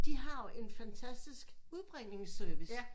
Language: Danish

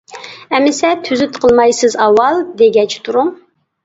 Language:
Uyghur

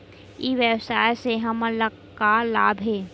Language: Chhattisgarhi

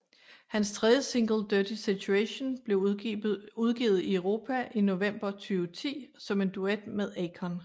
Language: Danish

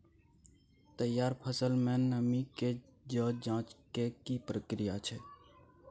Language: Maithili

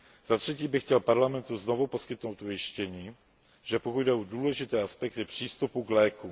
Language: Czech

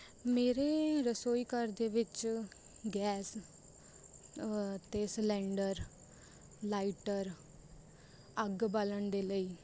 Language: Punjabi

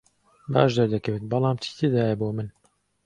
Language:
Central Kurdish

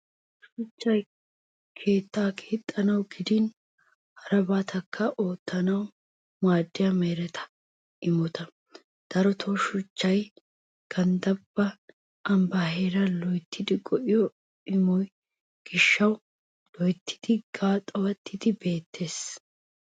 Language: Wolaytta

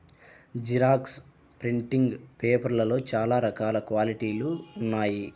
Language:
Telugu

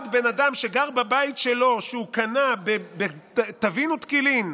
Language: Hebrew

